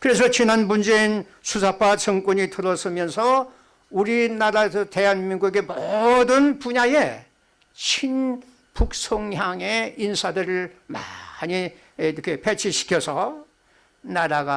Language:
Korean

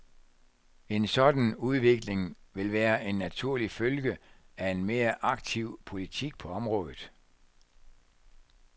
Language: Danish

